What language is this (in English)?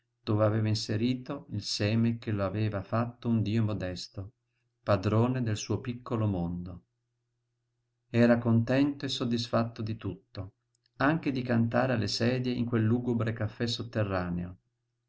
Italian